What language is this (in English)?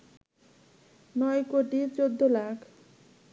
Bangla